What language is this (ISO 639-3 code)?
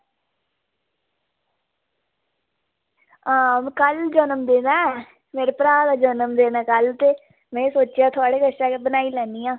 doi